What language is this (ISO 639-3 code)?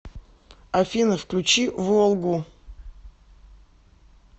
rus